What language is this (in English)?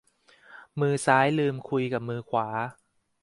Thai